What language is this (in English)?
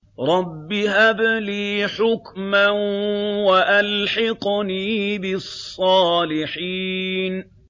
Arabic